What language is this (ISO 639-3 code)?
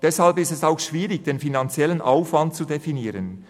gsw